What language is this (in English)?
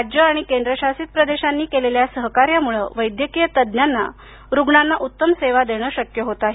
Marathi